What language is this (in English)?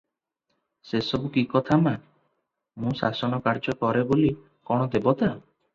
Odia